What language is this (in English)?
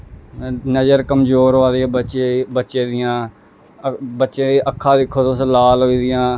Dogri